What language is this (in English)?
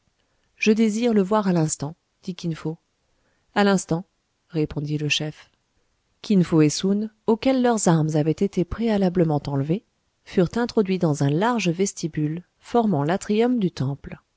French